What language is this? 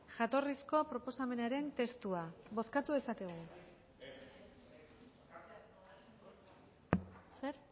Basque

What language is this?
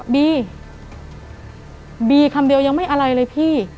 Thai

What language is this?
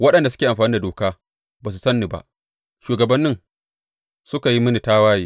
Hausa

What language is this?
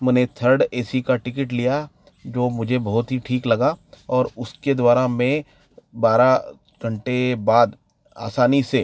Hindi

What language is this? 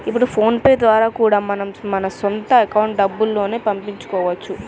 Telugu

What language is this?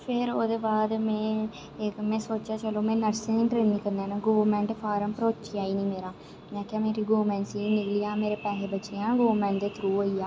Dogri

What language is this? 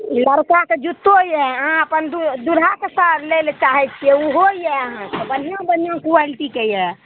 Maithili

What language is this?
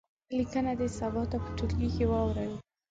Pashto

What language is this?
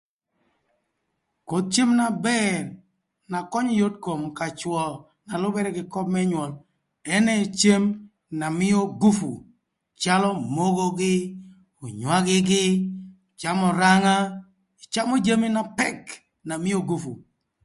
Thur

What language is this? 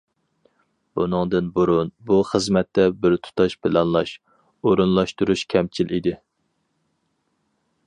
Uyghur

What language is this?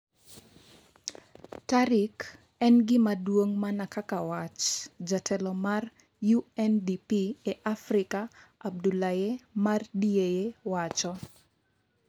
Luo (Kenya and Tanzania)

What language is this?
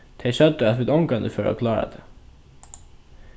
Faroese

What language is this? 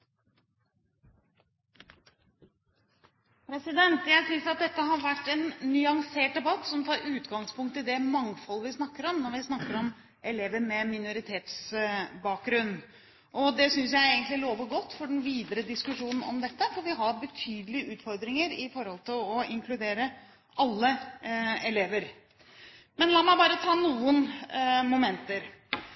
Norwegian Bokmål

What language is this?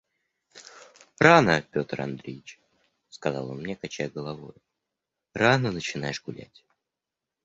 Russian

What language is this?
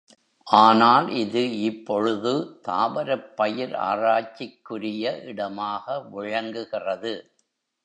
Tamil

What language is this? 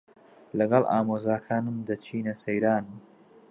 Central Kurdish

